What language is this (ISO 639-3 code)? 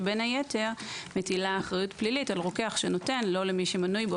heb